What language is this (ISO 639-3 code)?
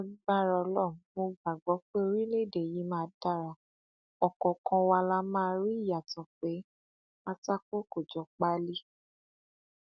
yor